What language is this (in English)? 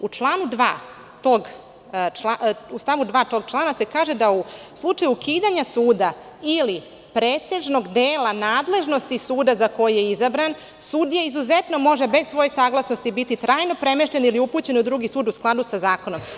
Serbian